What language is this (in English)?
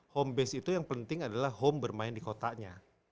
Indonesian